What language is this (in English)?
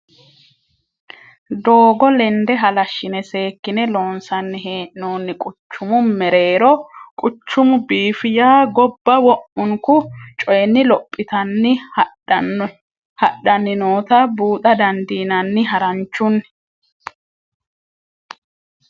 Sidamo